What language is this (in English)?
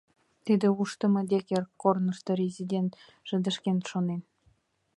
Mari